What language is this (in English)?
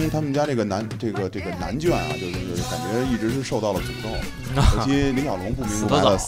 Chinese